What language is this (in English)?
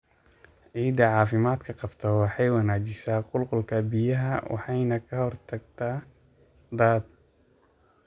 Somali